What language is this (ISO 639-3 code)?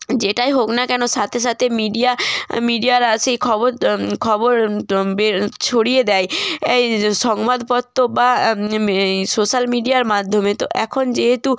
ben